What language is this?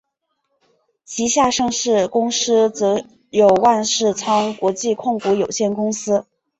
Chinese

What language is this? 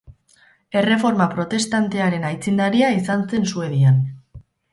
Basque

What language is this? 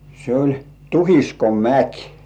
Finnish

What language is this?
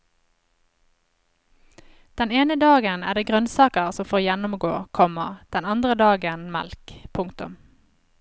Norwegian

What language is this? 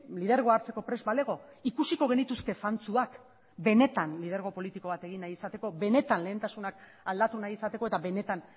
Basque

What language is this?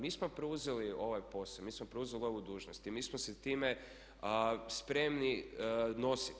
Croatian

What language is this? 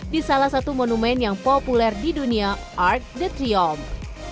Indonesian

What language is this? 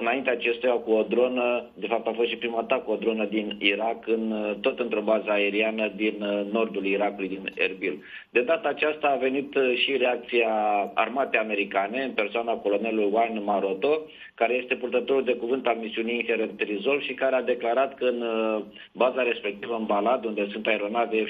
Romanian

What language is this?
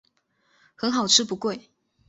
Chinese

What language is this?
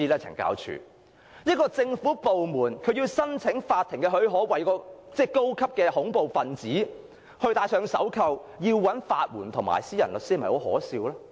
Cantonese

